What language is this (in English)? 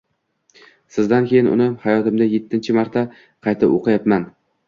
Uzbek